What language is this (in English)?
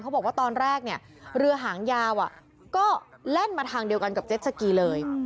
Thai